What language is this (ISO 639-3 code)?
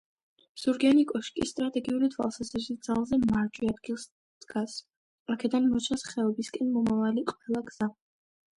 kat